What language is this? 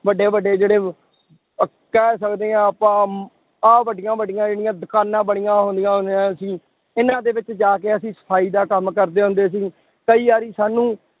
Punjabi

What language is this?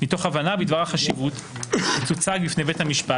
Hebrew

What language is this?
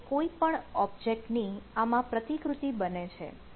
Gujarati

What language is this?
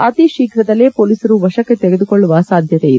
Kannada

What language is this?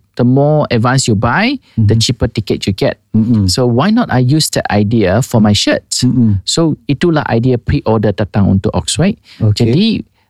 Malay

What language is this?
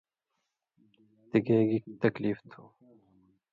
Indus Kohistani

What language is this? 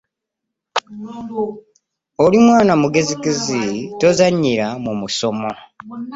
Ganda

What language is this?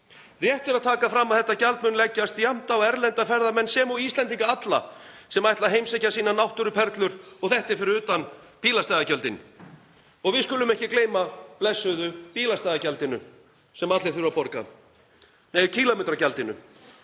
Icelandic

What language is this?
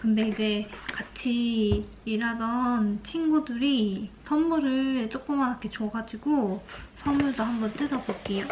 Korean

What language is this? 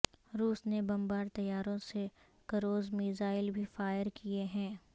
Urdu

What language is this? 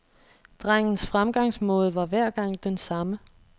Danish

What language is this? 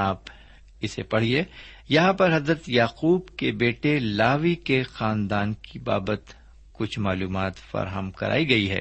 Urdu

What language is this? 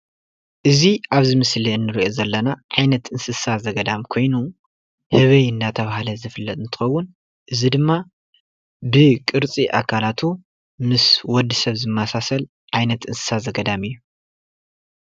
Tigrinya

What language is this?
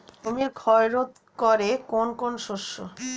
Bangla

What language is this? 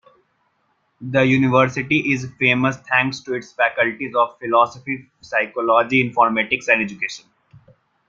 English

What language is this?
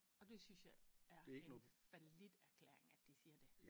Danish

